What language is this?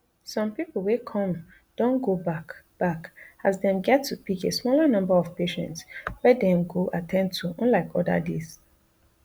Nigerian Pidgin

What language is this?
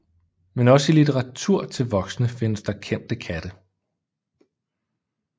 Danish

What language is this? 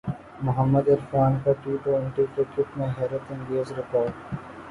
Urdu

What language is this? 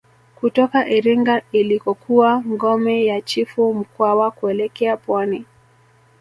Swahili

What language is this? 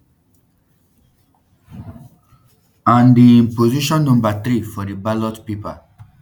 Nigerian Pidgin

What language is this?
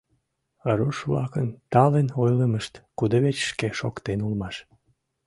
Mari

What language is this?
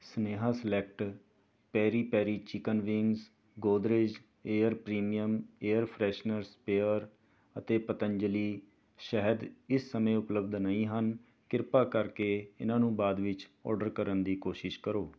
Punjabi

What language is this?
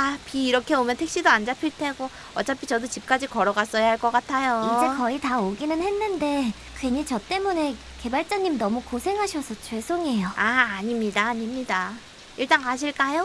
Korean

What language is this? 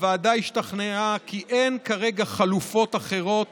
Hebrew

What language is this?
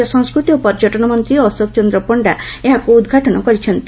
Odia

